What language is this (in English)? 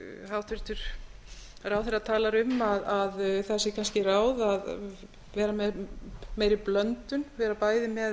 Icelandic